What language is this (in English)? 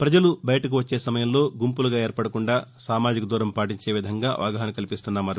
Telugu